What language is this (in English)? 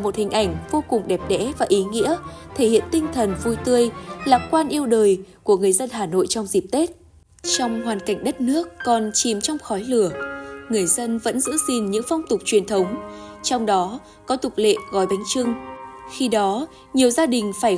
Vietnamese